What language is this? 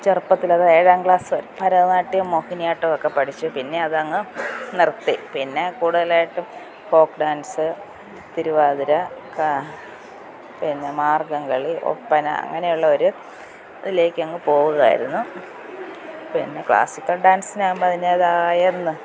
Malayalam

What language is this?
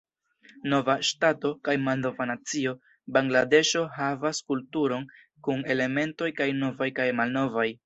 Esperanto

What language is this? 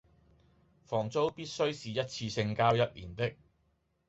Cantonese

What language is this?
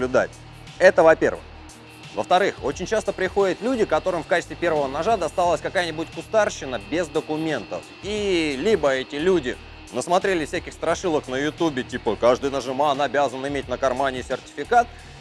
Russian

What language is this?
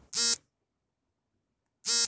Kannada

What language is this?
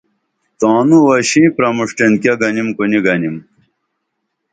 Dameli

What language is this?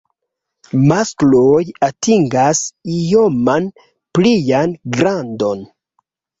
Esperanto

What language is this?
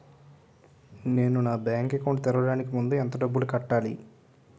Telugu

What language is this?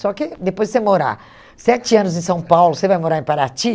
Portuguese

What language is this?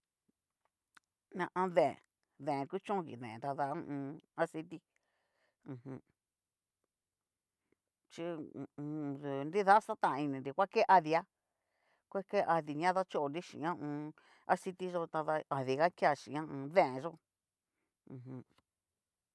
Cacaloxtepec Mixtec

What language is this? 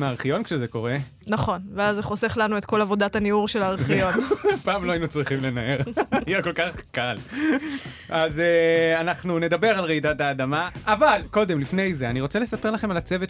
Hebrew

